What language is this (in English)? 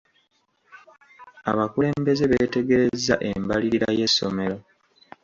Ganda